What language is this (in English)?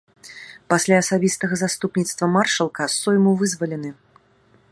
Belarusian